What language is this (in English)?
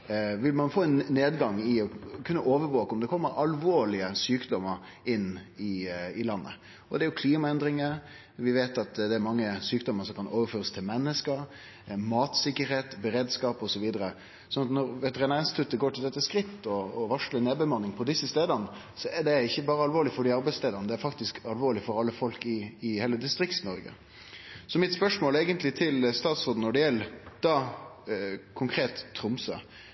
Norwegian Nynorsk